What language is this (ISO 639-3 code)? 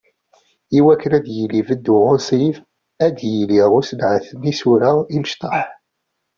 kab